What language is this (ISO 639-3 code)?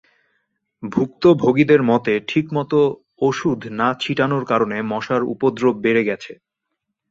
ben